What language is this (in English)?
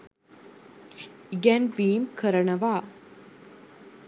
Sinhala